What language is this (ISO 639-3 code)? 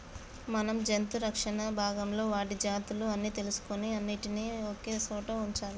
tel